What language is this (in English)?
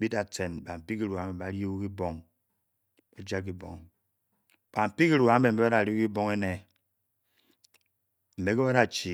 Bokyi